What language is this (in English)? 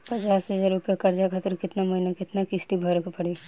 Bhojpuri